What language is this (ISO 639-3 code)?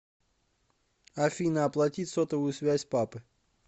rus